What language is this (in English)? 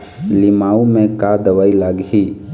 Chhattisgarhi